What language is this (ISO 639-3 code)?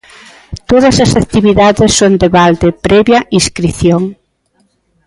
glg